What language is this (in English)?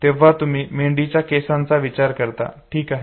Marathi